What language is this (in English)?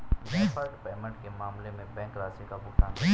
Hindi